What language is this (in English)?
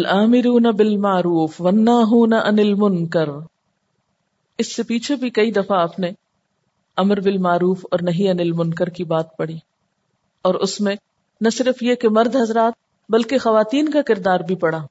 Urdu